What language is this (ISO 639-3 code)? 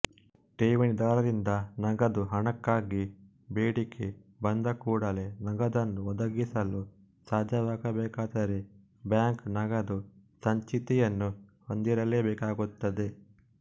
kan